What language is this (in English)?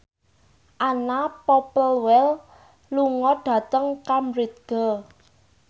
Javanese